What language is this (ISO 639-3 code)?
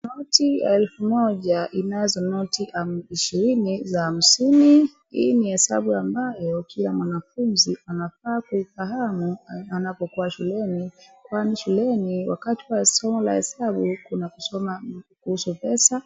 swa